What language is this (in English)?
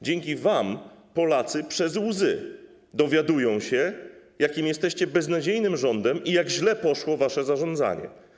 Polish